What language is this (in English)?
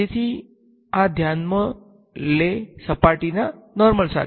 Gujarati